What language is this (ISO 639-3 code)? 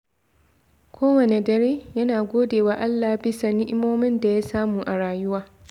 hau